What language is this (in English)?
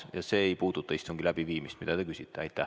Estonian